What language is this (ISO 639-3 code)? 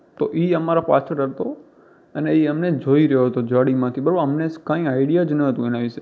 guj